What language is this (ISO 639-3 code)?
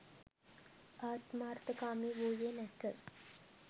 sin